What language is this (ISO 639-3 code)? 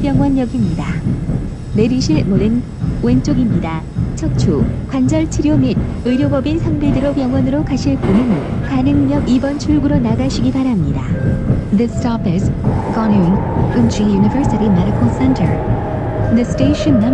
kor